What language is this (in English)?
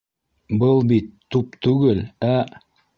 Bashkir